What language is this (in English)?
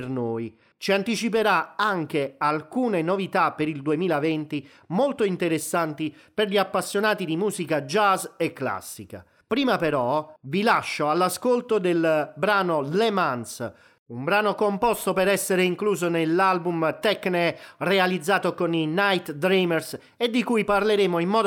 Italian